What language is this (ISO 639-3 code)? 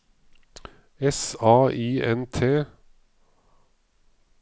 nor